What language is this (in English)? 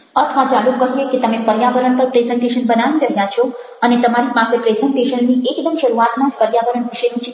Gujarati